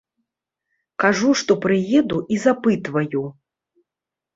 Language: Belarusian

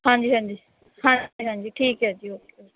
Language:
Punjabi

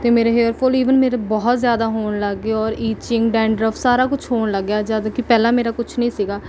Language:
Punjabi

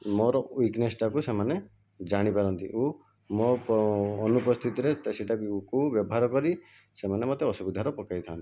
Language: Odia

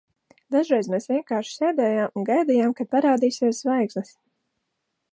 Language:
Latvian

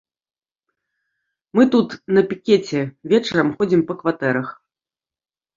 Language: Belarusian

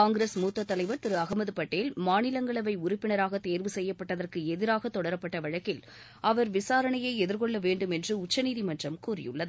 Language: Tamil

